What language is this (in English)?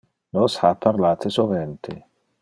Interlingua